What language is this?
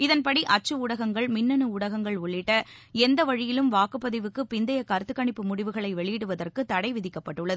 Tamil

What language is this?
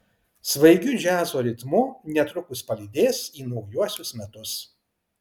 Lithuanian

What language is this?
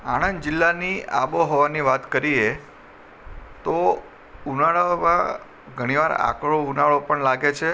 Gujarati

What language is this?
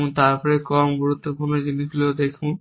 Bangla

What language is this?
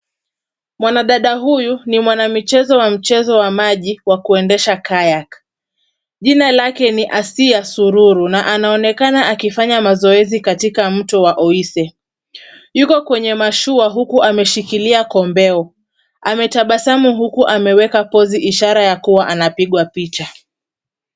Swahili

